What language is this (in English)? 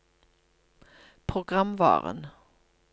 Norwegian